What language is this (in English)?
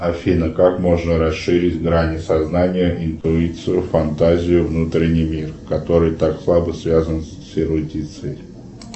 Russian